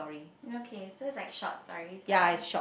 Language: English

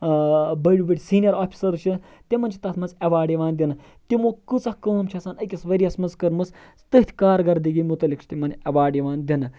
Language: Kashmiri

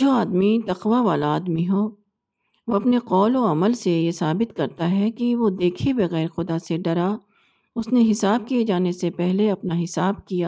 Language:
Urdu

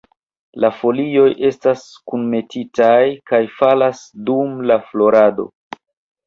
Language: Esperanto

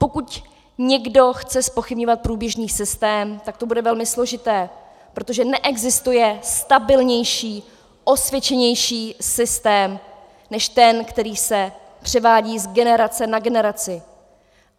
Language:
Czech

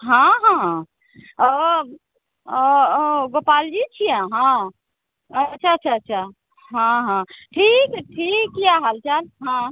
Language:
Maithili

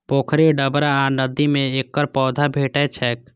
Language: Maithili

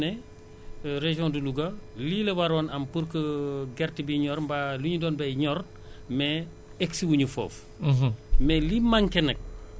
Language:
Wolof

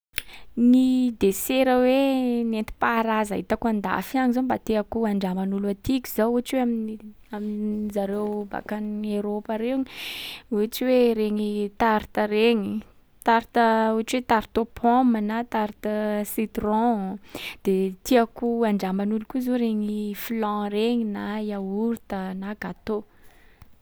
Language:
Sakalava Malagasy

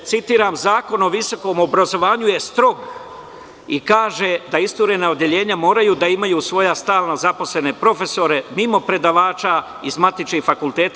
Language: Serbian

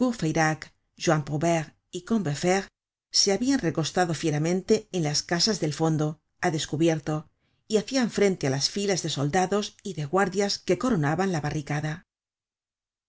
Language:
Spanish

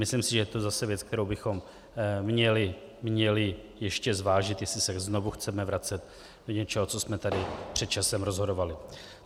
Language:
Czech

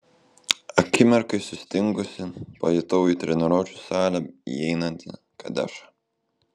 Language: Lithuanian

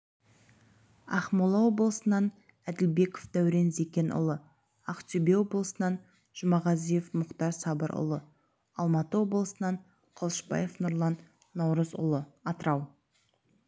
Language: Kazakh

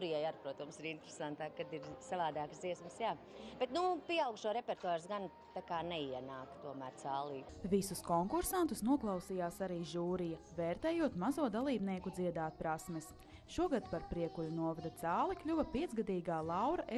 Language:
Latvian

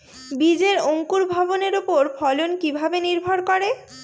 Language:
Bangla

